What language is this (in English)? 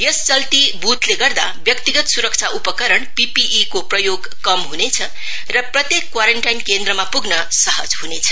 Nepali